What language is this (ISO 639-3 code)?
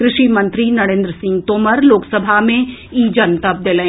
mai